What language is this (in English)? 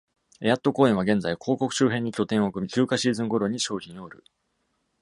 Japanese